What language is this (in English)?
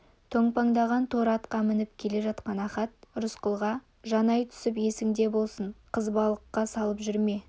Kazakh